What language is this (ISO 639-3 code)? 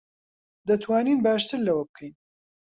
ckb